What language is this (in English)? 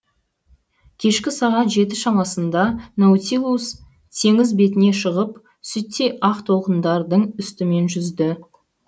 Kazakh